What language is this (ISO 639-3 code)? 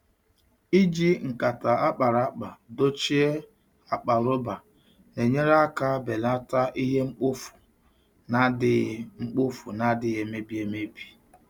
ibo